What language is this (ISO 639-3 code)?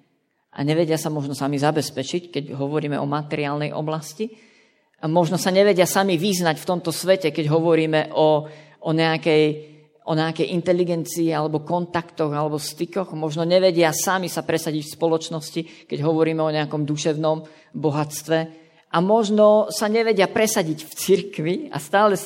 slk